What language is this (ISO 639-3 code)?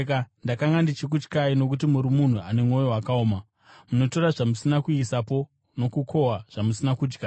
sna